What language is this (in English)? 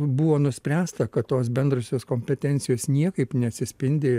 Lithuanian